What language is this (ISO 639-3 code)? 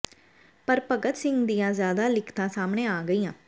pan